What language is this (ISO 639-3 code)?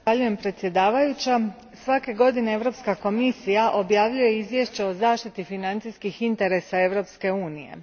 hrv